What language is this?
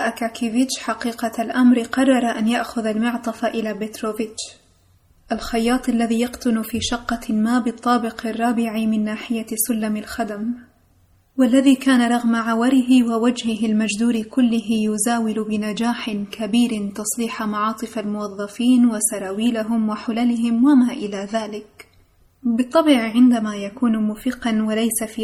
Arabic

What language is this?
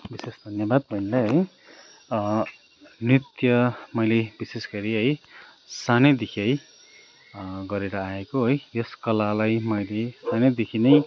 Nepali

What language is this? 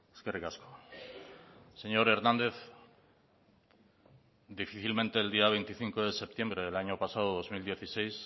Spanish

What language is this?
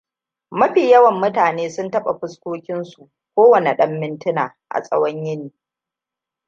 Hausa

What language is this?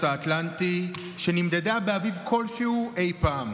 Hebrew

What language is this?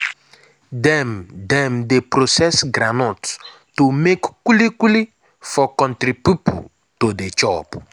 Nigerian Pidgin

